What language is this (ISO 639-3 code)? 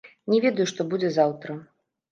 bel